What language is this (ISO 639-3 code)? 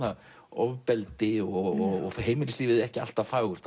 isl